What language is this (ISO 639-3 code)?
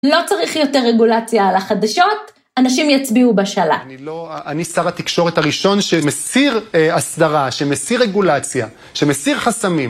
heb